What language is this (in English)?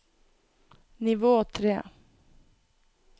Norwegian